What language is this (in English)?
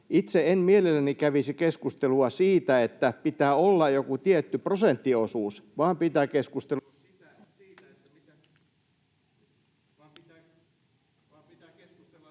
Finnish